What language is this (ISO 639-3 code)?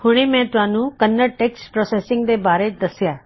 pan